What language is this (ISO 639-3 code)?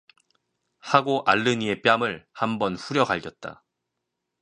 kor